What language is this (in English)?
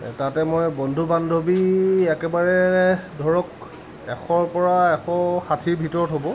Assamese